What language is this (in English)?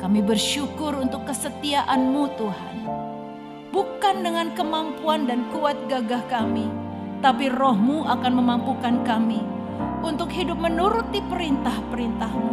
Indonesian